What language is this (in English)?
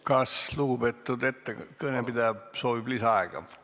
Estonian